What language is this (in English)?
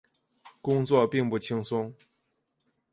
Chinese